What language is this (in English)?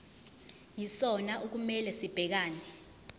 Zulu